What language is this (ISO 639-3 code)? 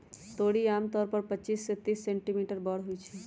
mag